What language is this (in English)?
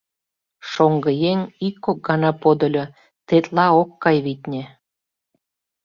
Mari